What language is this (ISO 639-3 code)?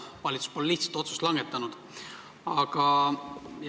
est